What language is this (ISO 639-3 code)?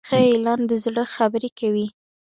pus